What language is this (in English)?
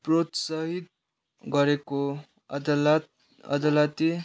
Nepali